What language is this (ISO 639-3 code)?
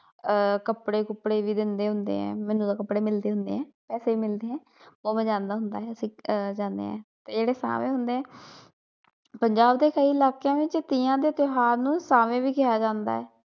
pan